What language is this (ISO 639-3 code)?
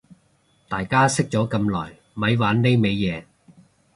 yue